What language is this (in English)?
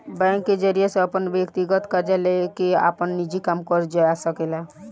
Bhojpuri